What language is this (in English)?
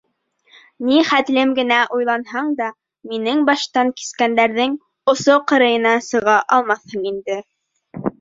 Bashkir